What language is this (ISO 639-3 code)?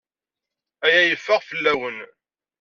kab